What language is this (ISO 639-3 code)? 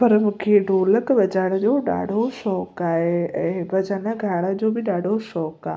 snd